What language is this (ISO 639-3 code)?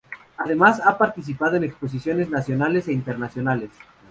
spa